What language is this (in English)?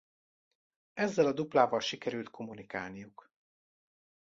Hungarian